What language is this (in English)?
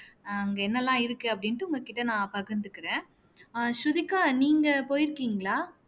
Tamil